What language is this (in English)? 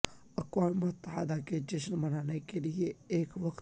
Urdu